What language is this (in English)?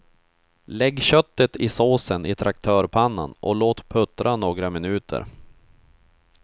Swedish